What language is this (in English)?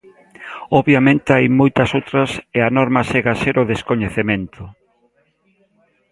Galician